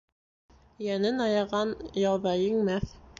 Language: Bashkir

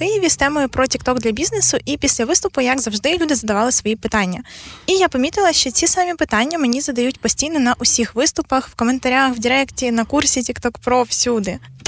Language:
Ukrainian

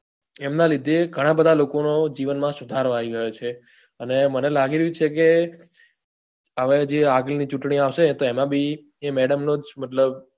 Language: Gujarati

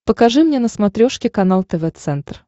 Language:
Russian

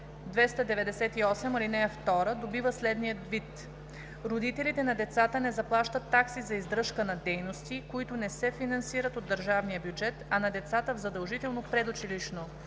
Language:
Bulgarian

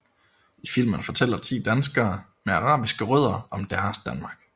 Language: Danish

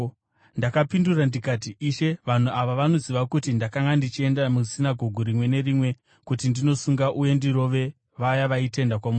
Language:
Shona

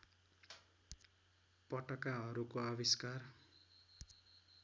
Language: Nepali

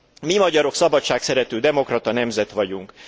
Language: Hungarian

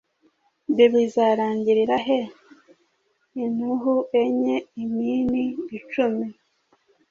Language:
Kinyarwanda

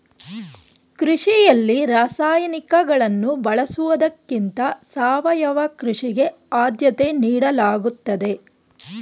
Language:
Kannada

